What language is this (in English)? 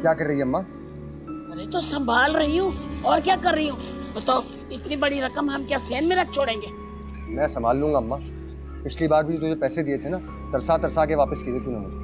Hindi